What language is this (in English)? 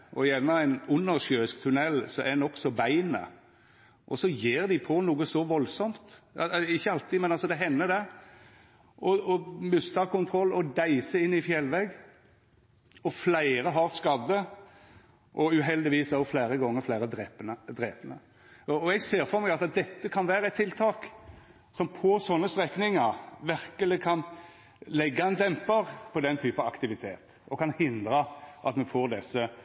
Norwegian Nynorsk